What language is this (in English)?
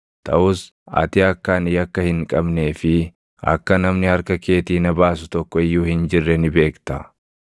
Oromo